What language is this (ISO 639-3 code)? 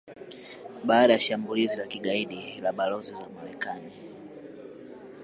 swa